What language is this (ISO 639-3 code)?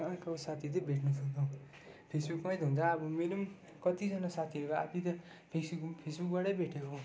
nep